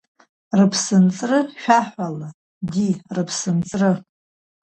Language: Abkhazian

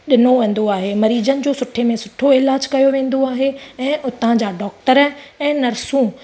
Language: Sindhi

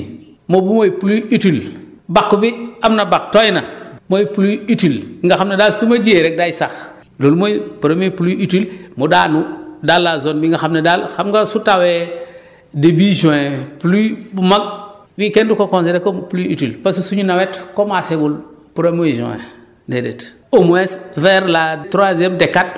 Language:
Wolof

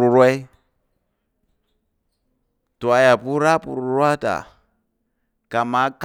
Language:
Tarok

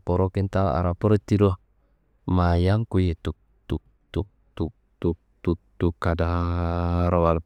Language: Kanembu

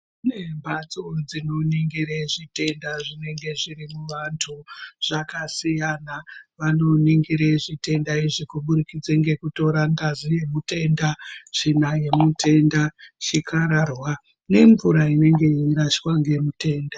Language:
Ndau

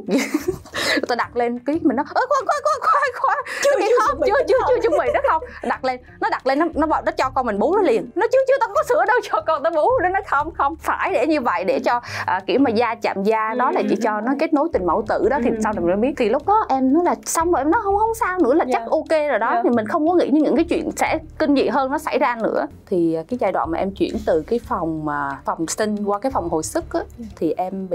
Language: Vietnamese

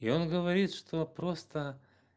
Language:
Russian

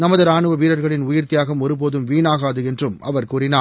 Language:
Tamil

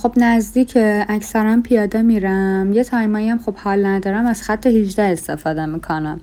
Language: Persian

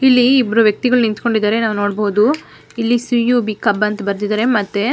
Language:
Kannada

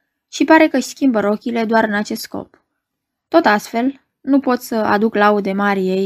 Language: Romanian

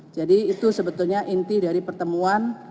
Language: Indonesian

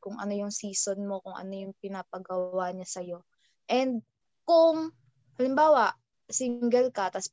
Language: Filipino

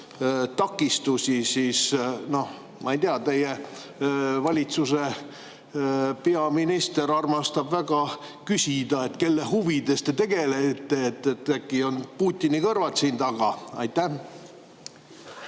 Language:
Estonian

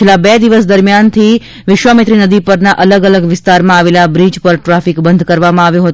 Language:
Gujarati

